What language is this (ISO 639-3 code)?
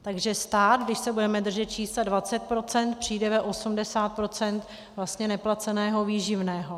ces